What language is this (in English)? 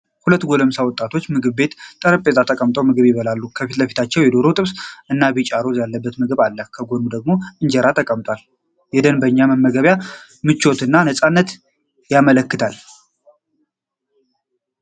Amharic